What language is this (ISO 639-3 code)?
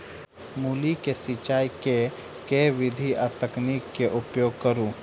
mai